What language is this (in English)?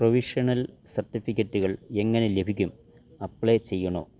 Malayalam